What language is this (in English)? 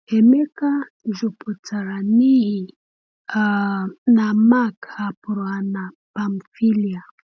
Igbo